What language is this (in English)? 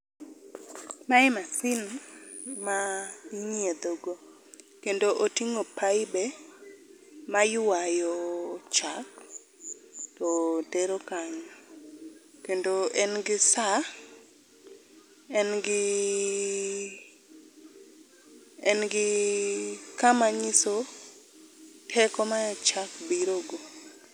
Luo (Kenya and Tanzania)